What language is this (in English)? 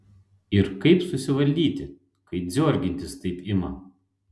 Lithuanian